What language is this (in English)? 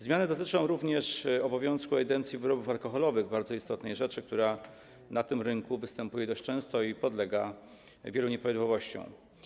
Polish